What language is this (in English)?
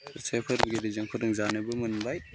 Bodo